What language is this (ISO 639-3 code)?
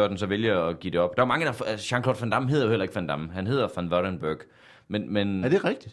dan